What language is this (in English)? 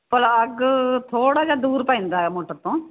Punjabi